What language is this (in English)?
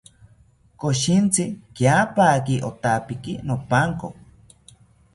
South Ucayali Ashéninka